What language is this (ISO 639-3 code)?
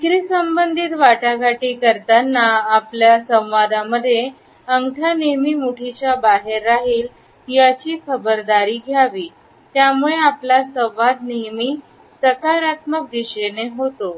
mar